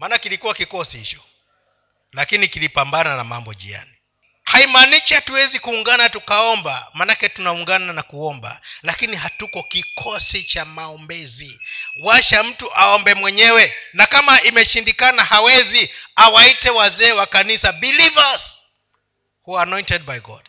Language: Swahili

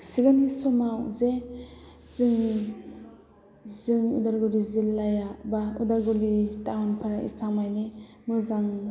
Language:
Bodo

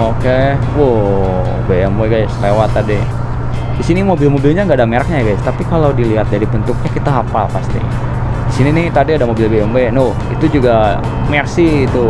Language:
Indonesian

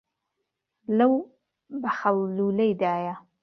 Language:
Central Kurdish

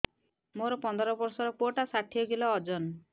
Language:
Odia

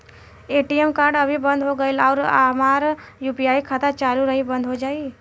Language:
Bhojpuri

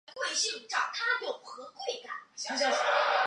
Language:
Chinese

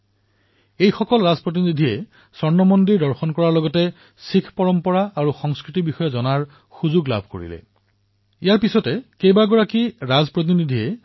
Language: Assamese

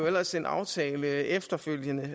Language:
Danish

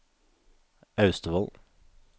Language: Norwegian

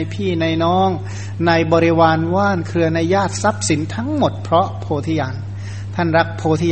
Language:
Thai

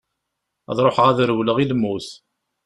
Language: Kabyle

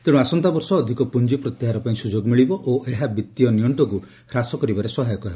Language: Odia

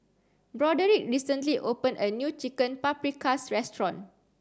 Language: English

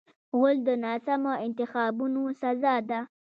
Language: Pashto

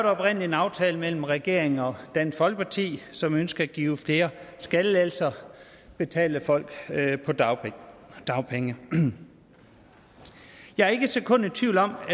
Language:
Danish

